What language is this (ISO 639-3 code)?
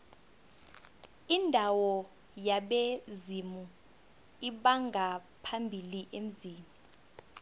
nbl